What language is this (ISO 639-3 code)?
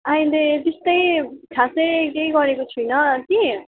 nep